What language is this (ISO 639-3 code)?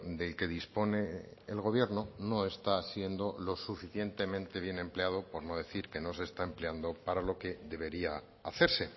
spa